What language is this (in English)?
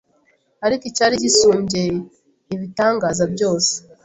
Kinyarwanda